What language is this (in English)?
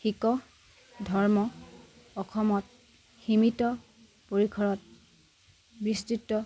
Assamese